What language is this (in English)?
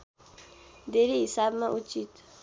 Nepali